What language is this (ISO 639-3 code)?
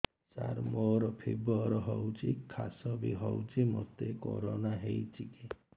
ori